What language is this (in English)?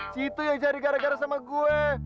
Indonesian